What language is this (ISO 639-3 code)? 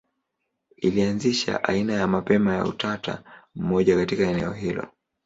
swa